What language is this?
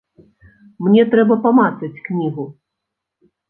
Belarusian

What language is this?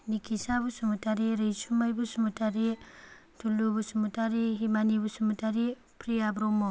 Bodo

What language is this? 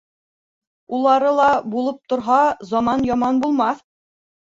Bashkir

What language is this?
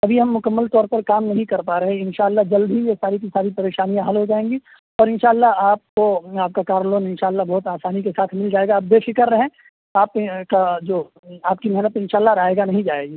Urdu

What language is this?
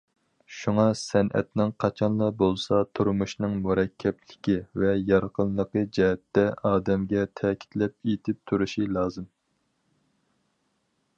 Uyghur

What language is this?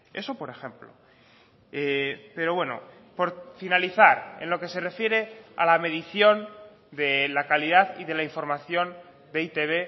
Spanish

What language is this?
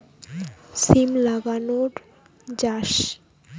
Bangla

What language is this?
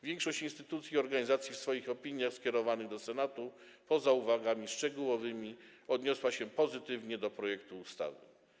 Polish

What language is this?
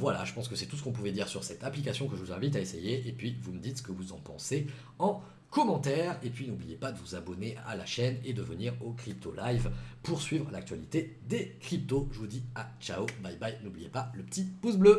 French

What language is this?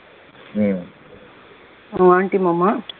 Tamil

